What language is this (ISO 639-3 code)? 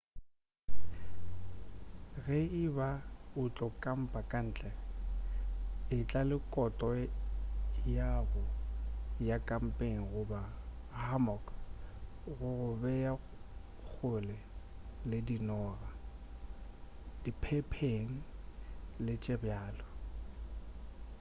nso